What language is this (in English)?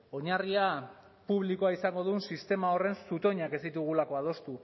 Basque